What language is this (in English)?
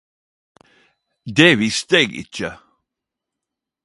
Norwegian Nynorsk